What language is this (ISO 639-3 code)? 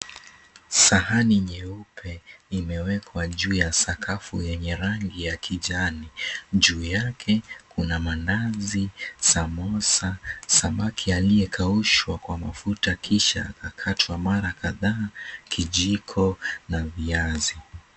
swa